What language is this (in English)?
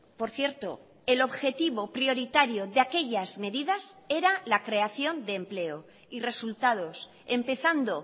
Spanish